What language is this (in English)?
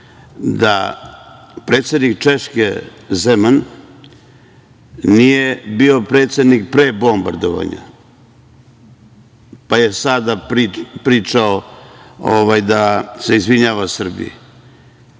Serbian